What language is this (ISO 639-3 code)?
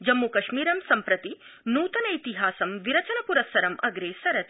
san